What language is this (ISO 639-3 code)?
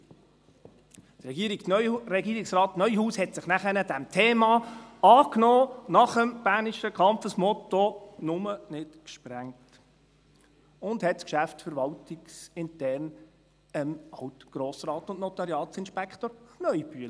gsw